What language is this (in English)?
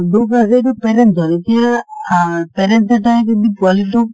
Assamese